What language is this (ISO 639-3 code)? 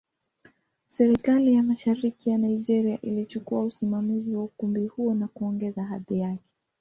swa